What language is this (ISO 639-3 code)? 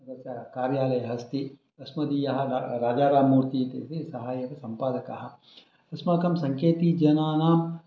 san